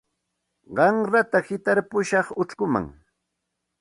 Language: Santa Ana de Tusi Pasco Quechua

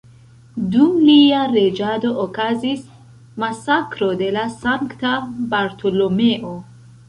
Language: Esperanto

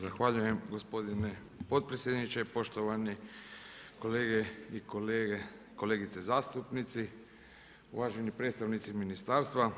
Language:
Croatian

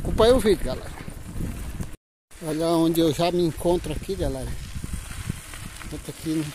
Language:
Portuguese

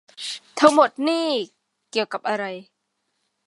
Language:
Thai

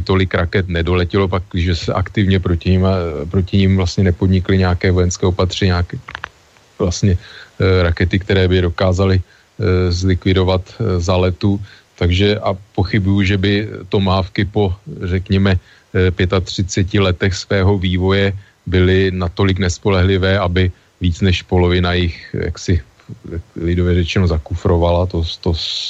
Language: Czech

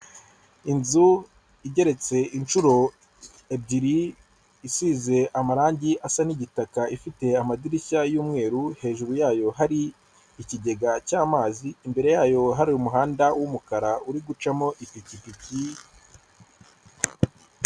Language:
Kinyarwanda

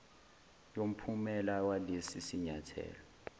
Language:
Zulu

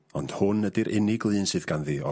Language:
Welsh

